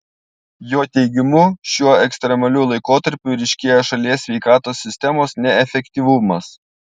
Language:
Lithuanian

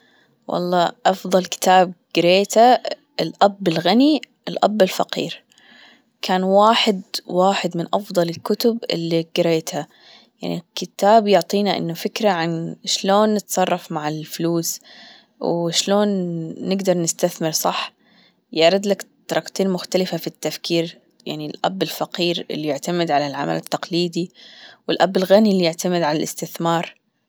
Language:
Gulf Arabic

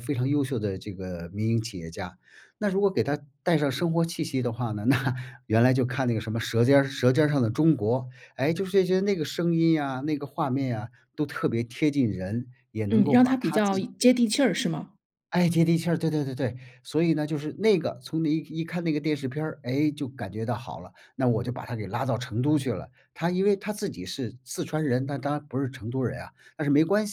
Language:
Chinese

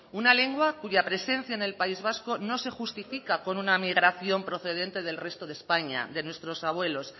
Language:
Spanish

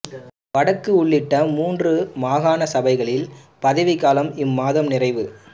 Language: Tamil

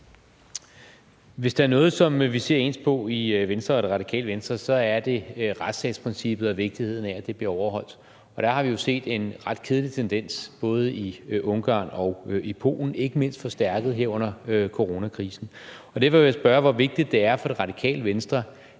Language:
Danish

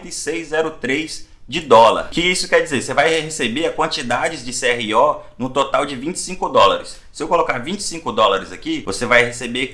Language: Portuguese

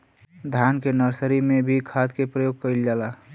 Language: Bhojpuri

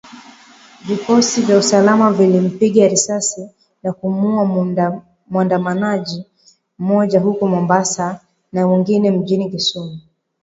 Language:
Swahili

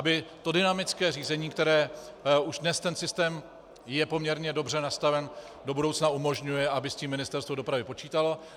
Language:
Czech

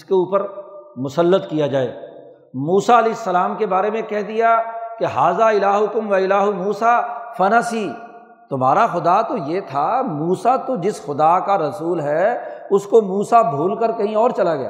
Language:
Urdu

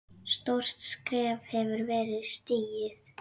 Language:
Icelandic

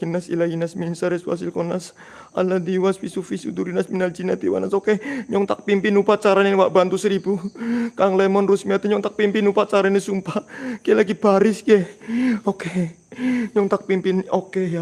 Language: Indonesian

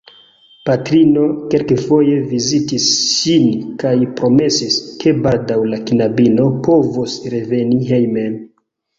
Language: Esperanto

